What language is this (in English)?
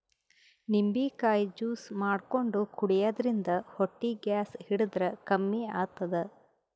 Kannada